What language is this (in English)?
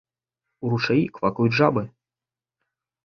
Belarusian